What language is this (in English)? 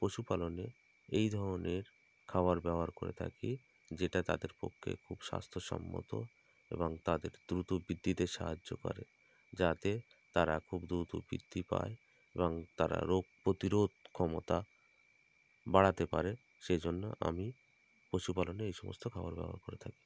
Bangla